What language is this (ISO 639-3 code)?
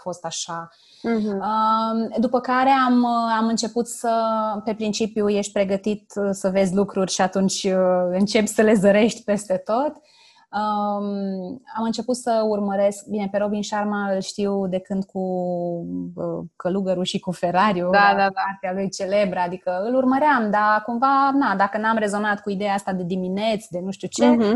ron